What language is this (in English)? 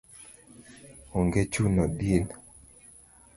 Luo (Kenya and Tanzania)